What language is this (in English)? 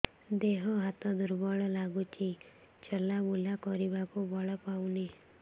Odia